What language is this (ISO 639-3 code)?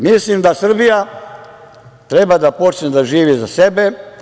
srp